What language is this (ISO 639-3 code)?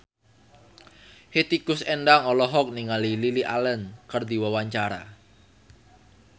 sun